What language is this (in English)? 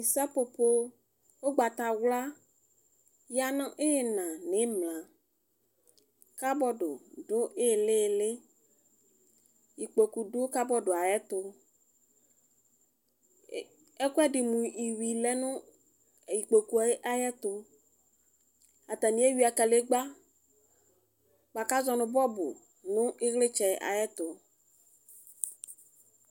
Ikposo